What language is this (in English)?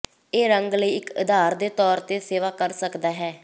Punjabi